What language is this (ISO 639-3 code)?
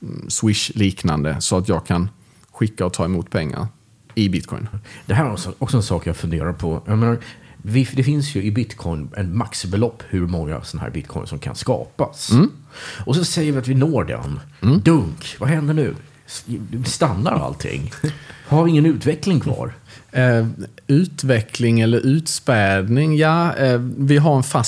swe